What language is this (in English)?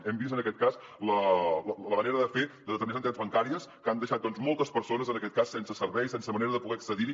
Catalan